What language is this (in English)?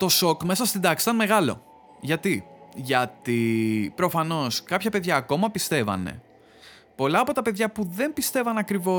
Greek